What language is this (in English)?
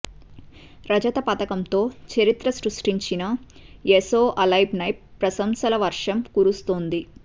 Telugu